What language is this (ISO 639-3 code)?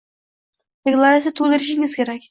uzb